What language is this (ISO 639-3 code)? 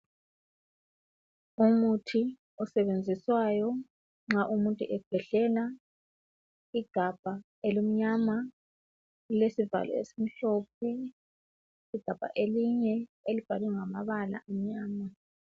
nde